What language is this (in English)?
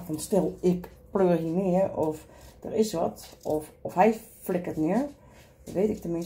Dutch